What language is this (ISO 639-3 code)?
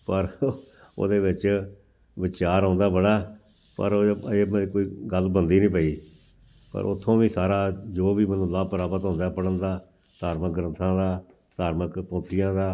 pan